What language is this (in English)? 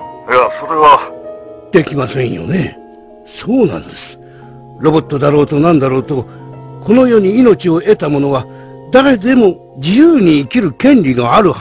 Japanese